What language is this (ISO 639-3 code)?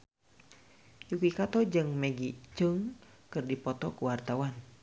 sun